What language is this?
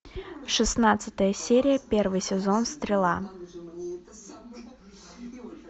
Russian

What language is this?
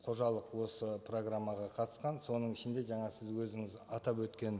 Kazakh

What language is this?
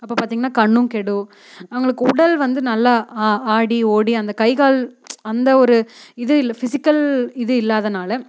Tamil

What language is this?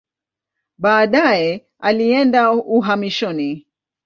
Swahili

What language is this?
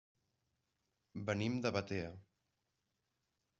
Catalan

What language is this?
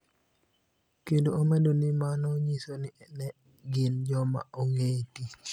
Luo (Kenya and Tanzania)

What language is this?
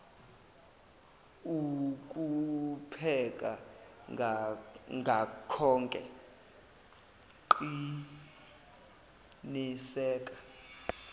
Zulu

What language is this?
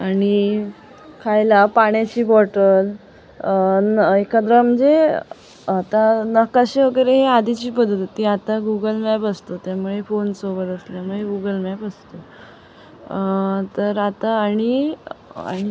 Marathi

